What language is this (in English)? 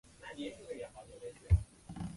Chinese